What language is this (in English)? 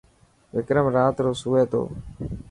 Dhatki